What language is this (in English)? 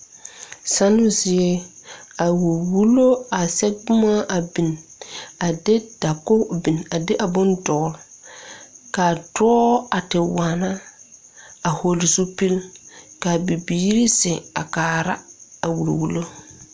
Southern Dagaare